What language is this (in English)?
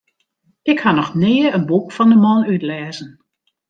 Western Frisian